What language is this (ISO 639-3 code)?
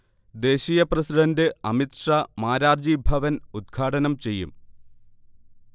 mal